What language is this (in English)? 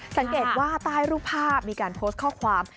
Thai